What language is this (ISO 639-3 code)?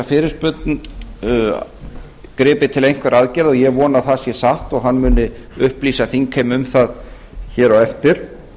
isl